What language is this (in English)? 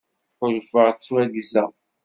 Kabyle